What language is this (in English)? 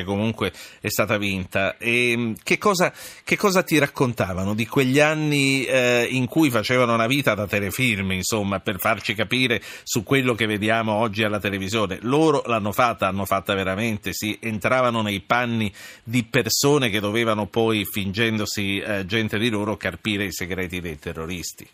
Italian